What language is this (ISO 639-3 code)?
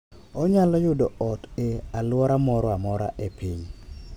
luo